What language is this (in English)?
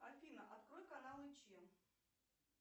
Russian